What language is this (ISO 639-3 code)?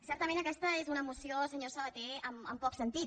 cat